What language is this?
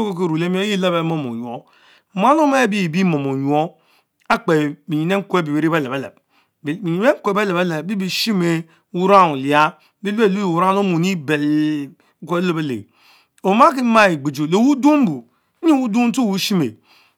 Mbe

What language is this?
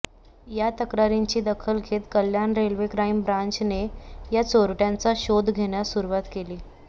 Marathi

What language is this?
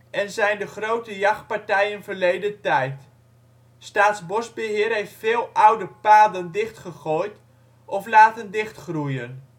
Dutch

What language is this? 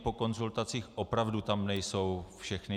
Czech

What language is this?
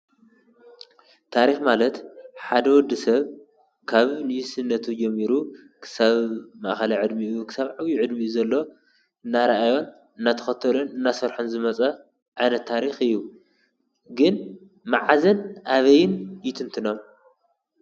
Tigrinya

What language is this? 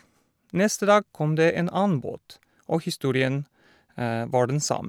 Norwegian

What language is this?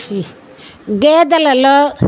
Telugu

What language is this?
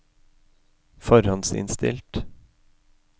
Norwegian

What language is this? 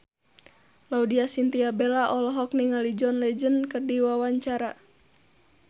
Sundanese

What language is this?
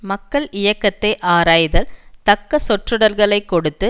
Tamil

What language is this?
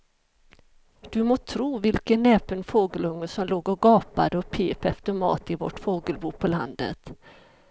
Swedish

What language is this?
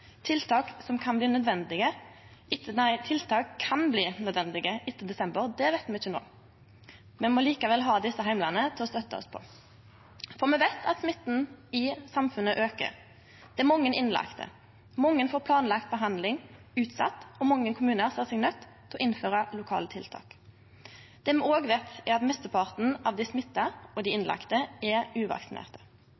Norwegian Nynorsk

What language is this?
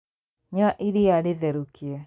Kikuyu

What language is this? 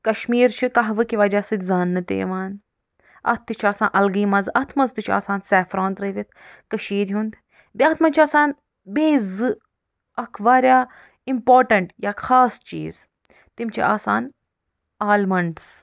Kashmiri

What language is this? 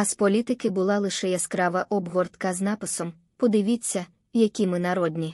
Ukrainian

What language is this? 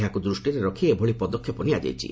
Odia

